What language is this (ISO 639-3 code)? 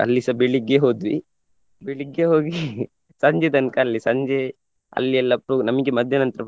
kan